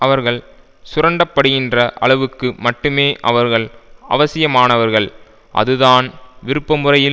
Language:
Tamil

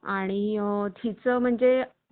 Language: Marathi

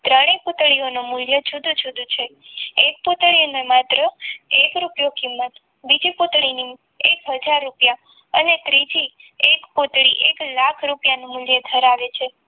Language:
Gujarati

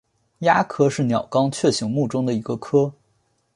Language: Chinese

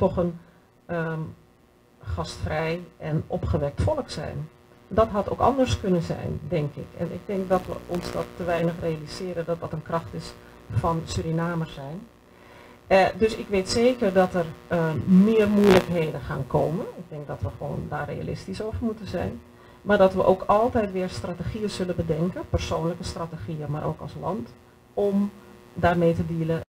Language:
Dutch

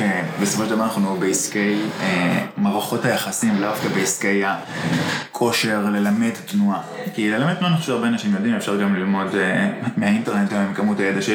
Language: Hebrew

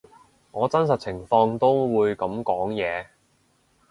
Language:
Cantonese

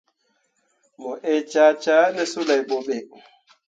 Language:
Mundang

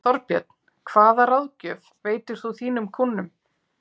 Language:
Icelandic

